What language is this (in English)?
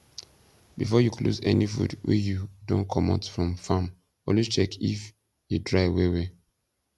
Nigerian Pidgin